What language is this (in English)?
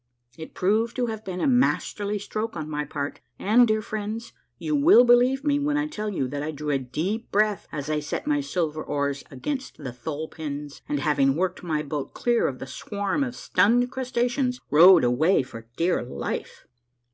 English